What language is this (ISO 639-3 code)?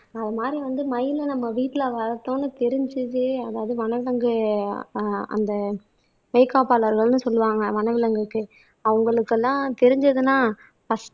tam